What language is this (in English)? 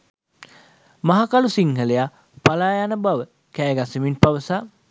Sinhala